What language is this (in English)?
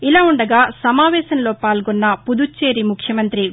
Telugu